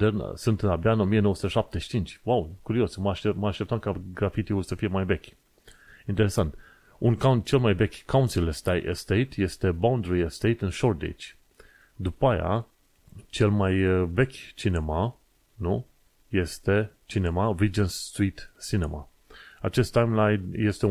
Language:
Romanian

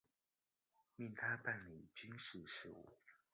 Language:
Chinese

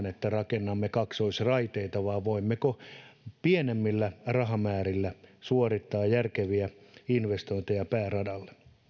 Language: Finnish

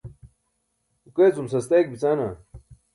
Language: Burushaski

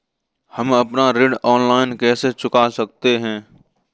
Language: Hindi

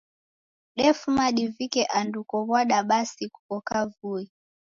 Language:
Taita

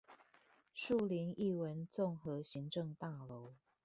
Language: Chinese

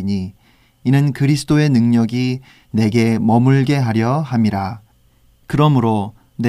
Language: Korean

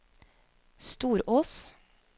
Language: Norwegian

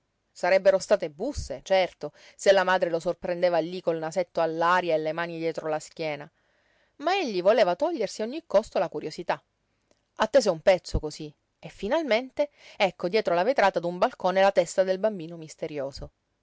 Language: Italian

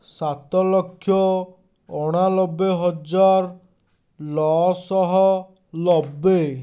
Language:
Odia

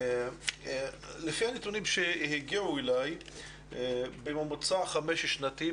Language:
Hebrew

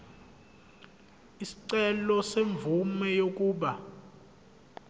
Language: Zulu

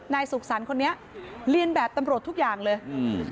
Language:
Thai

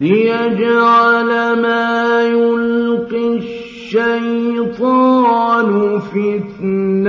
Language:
Arabic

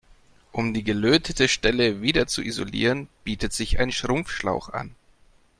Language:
German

